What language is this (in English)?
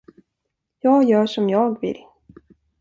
Swedish